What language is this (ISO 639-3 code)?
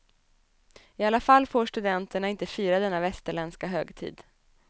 swe